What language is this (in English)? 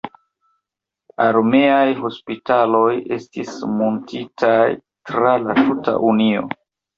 Esperanto